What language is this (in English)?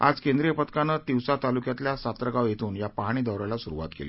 Marathi